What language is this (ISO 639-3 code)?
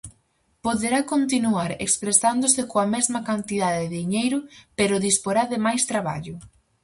glg